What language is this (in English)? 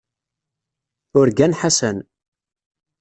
Kabyle